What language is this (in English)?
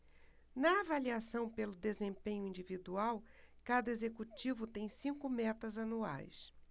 Portuguese